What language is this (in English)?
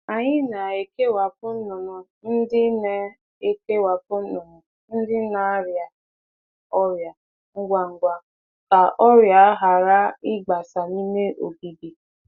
Igbo